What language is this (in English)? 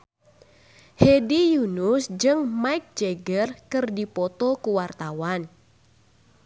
Sundanese